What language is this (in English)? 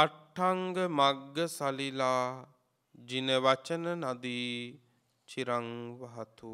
Romanian